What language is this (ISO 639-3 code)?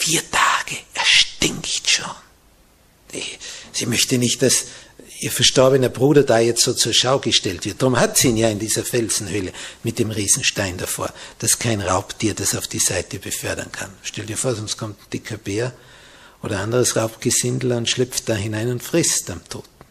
deu